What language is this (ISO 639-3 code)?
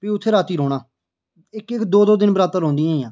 doi